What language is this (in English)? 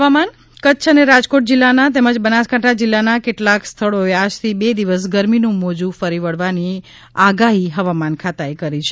Gujarati